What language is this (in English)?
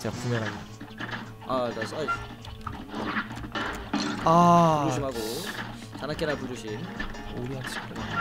Korean